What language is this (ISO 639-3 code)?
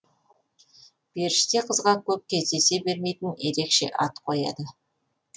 kaz